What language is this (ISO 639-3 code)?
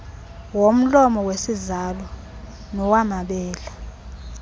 xho